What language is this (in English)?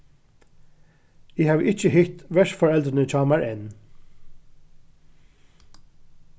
Faroese